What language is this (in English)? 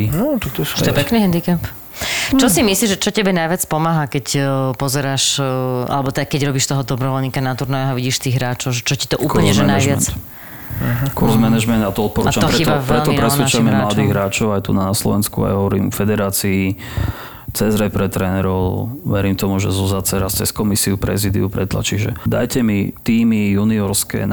Slovak